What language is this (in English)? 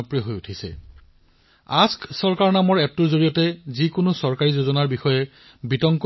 Assamese